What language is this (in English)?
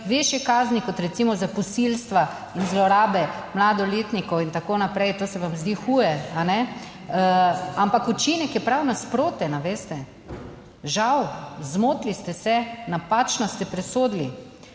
Slovenian